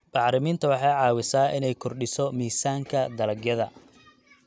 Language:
Somali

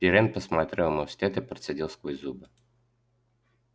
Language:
Russian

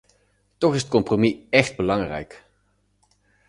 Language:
Dutch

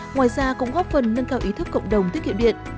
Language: Vietnamese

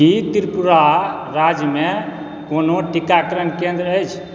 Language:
Maithili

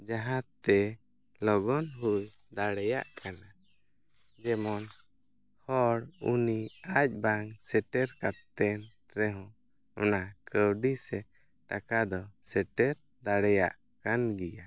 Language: Santali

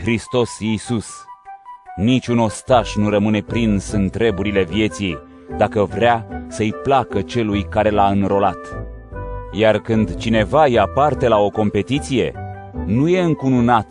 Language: Romanian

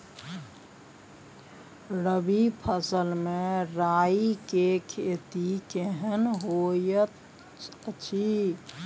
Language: Maithili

